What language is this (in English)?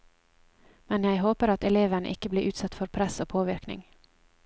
Norwegian